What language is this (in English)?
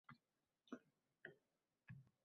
Uzbek